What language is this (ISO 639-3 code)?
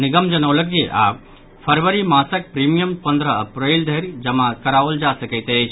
mai